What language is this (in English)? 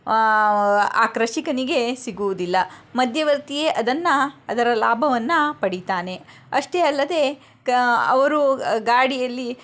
Kannada